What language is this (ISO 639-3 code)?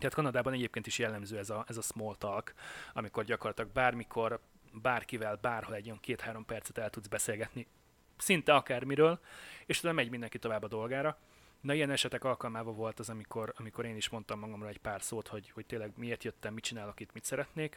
hun